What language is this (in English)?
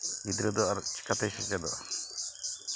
Santali